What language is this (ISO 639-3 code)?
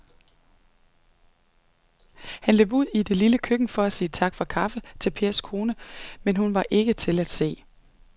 dan